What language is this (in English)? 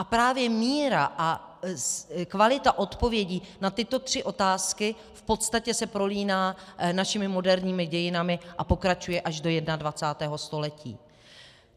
Czech